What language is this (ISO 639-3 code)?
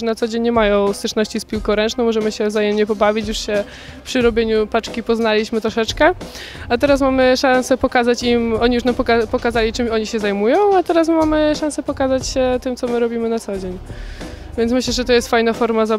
pol